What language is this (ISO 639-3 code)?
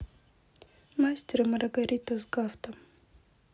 rus